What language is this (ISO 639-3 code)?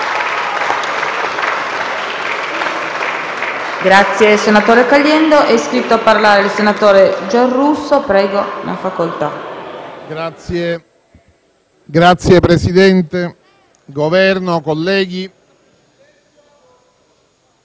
ita